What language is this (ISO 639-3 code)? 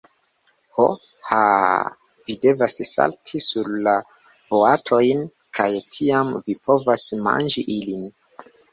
epo